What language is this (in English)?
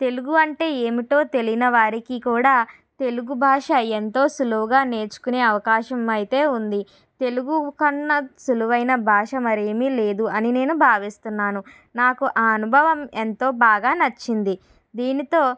Telugu